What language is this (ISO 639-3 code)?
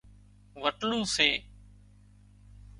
kxp